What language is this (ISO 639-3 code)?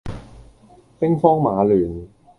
yue